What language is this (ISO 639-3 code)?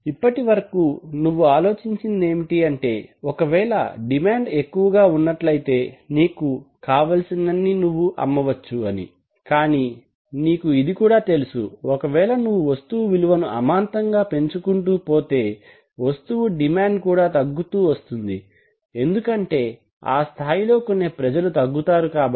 tel